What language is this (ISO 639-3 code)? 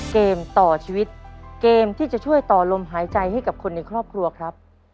tha